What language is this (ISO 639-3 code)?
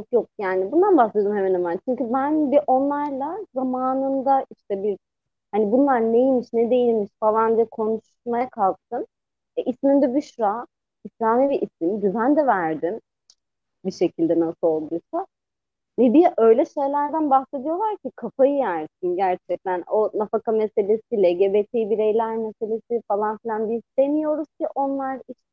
tur